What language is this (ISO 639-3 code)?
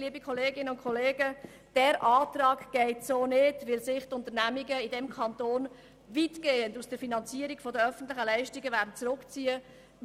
gsw